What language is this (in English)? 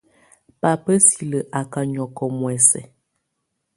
Tunen